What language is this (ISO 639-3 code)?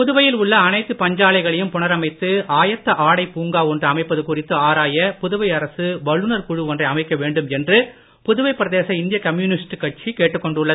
tam